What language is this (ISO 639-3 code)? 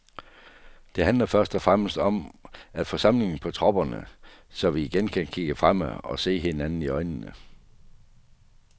dan